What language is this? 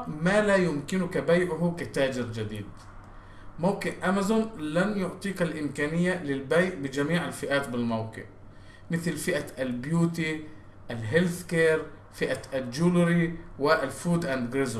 Arabic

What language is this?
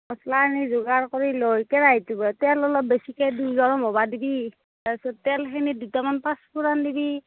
Assamese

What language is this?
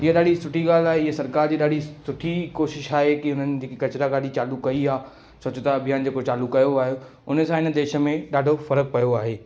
Sindhi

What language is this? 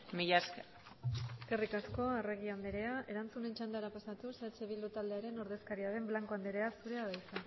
Basque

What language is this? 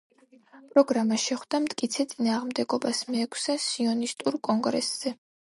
Georgian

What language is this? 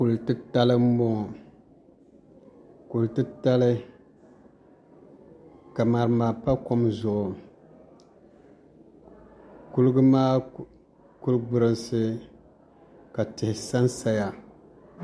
Dagbani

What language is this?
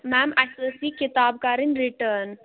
Kashmiri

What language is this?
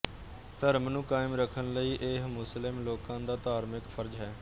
Punjabi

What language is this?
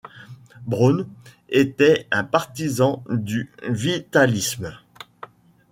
French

